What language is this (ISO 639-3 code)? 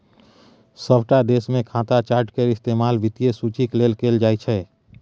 mai